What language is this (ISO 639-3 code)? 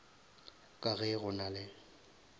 nso